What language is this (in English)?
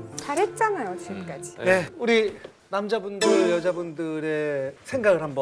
Korean